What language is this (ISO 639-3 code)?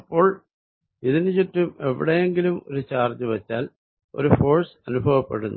mal